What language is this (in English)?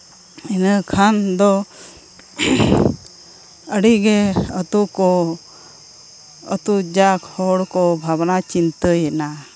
Santali